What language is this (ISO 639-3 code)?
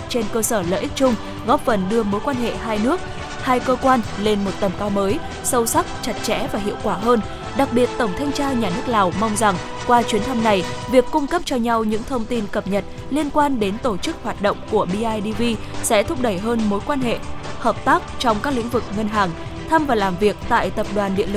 vie